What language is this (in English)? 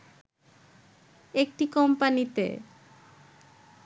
Bangla